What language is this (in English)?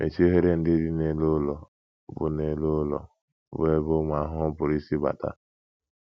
Igbo